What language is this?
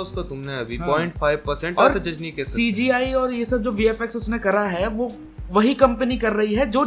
Hindi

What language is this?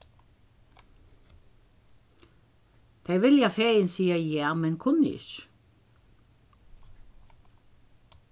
Faroese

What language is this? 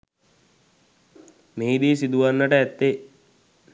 Sinhala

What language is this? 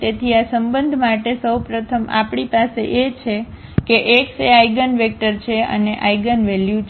Gujarati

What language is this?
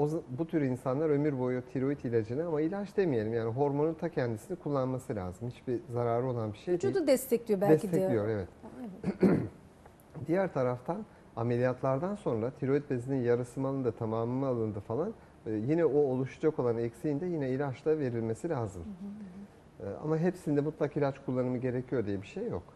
Turkish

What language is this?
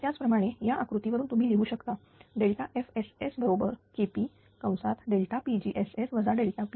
Marathi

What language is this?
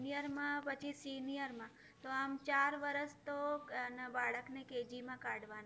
Gujarati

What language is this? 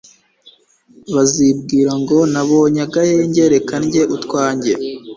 Kinyarwanda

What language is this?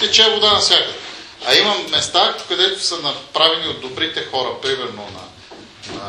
Bulgarian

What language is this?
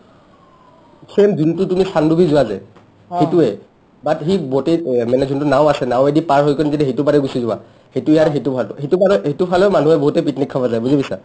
Assamese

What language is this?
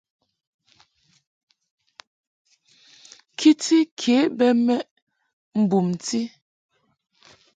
Mungaka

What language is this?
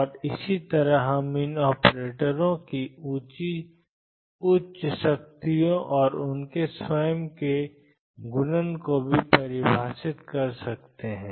Hindi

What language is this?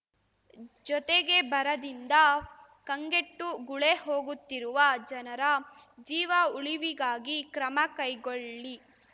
Kannada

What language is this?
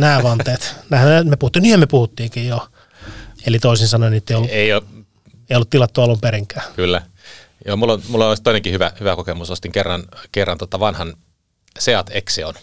Finnish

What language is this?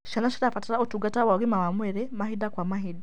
Kikuyu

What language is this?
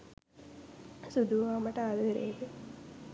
Sinhala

